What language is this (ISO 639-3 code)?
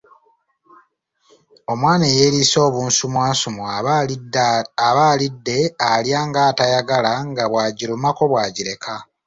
lug